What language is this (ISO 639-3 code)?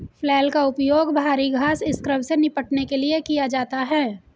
hin